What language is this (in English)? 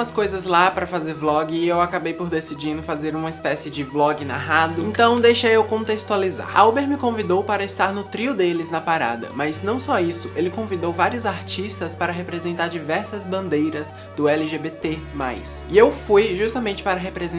Portuguese